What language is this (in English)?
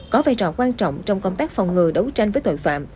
Vietnamese